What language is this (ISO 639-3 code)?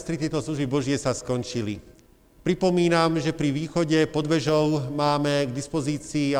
slk